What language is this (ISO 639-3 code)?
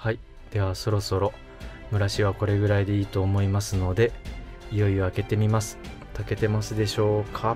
jpn